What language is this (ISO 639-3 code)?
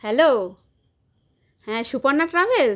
ben